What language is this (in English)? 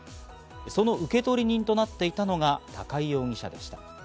Japanese